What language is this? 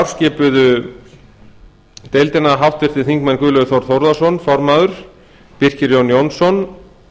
Icelandic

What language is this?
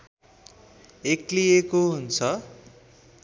Nepali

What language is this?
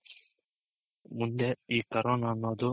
Kannada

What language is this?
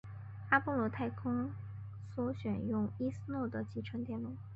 Chinese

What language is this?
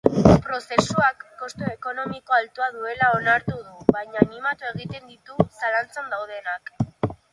Basque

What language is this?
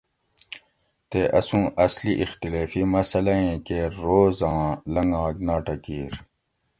Gawri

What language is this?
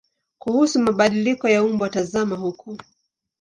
Swahili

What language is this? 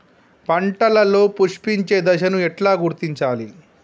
Telugu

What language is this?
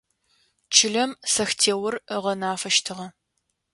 Adyghe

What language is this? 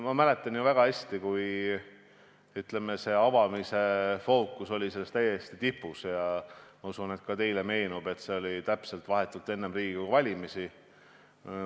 Estonian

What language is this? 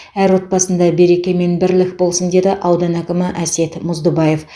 Kazakh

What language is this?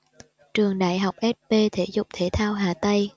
Vietnamese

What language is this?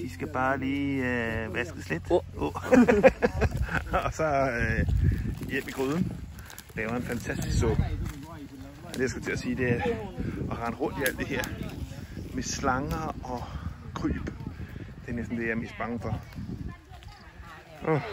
Danish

